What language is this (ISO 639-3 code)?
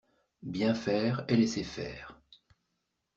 fra